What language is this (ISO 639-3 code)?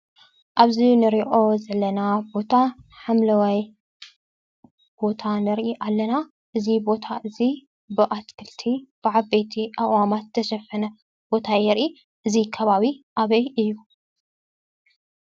tir